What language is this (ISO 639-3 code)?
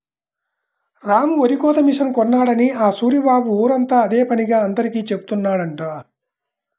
tel